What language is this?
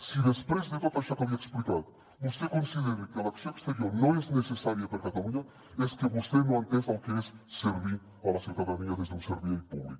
Catalan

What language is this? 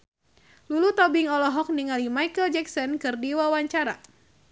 Sundanese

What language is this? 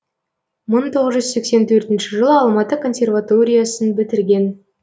Kazakh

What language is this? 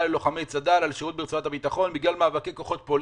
Hebrew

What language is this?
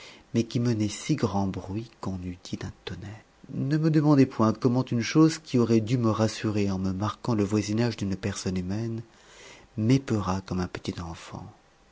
French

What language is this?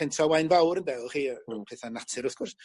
Welsh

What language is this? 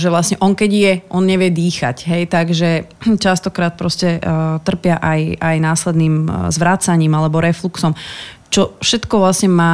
Slovak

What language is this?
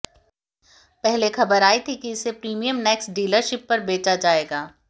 Hindi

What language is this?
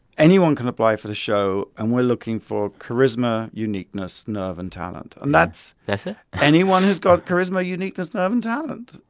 English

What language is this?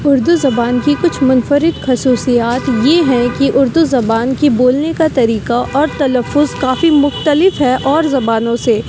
Urdu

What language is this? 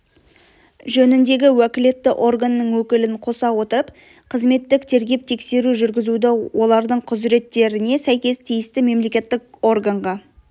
Kazakh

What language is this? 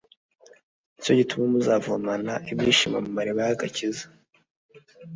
Kinyarwanda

